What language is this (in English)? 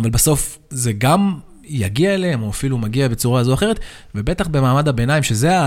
Hebrew